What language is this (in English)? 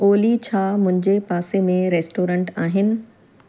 Sindhi